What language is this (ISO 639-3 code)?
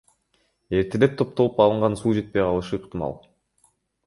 kir